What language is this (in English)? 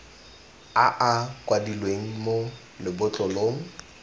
Tswana